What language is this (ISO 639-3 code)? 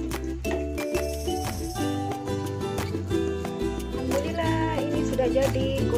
ind